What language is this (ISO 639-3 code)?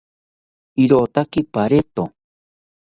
cpy